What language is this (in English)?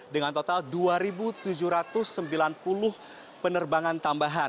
Indonesian